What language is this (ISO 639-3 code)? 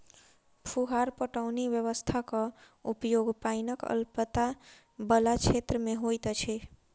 mai